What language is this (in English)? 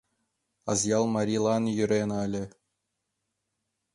Mari